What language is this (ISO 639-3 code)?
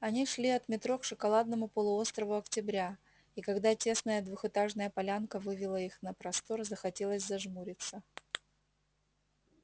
rus